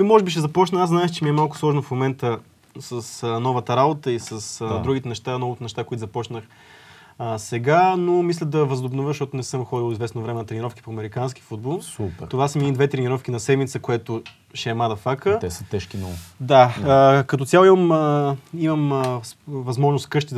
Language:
Bulgarian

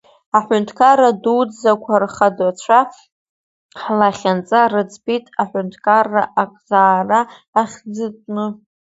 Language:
Abkhazian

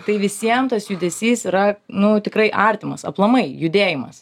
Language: Lithuanian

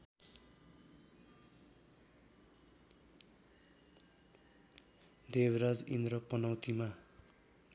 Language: Nepali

